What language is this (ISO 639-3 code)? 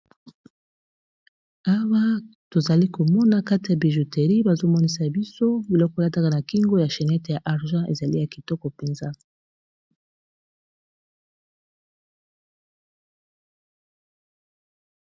lin